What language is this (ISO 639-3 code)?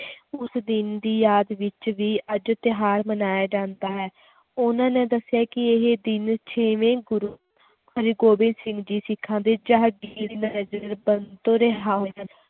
pan